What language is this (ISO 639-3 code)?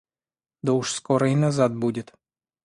rus